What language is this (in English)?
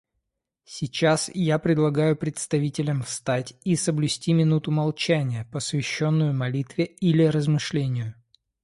Russian